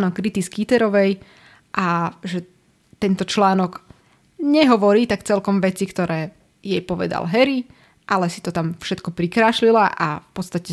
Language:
Slovak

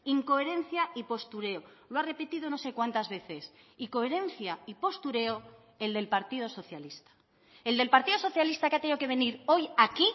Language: Spanish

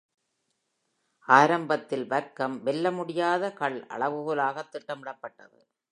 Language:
Tamil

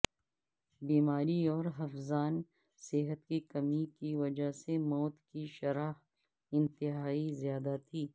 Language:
Urdu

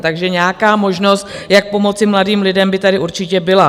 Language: Czech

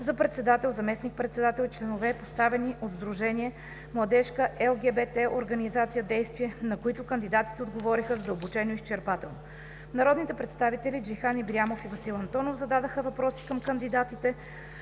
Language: Bulgarian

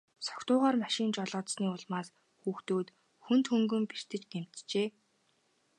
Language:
Mongolian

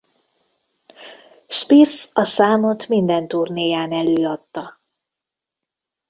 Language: Hungarian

